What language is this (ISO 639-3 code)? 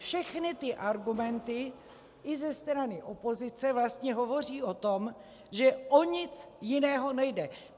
ces